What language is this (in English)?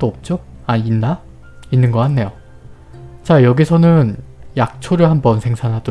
Korean